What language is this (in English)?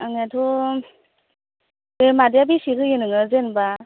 Bodo